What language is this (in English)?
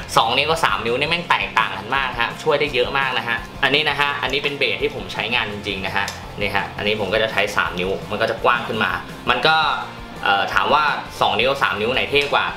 Thai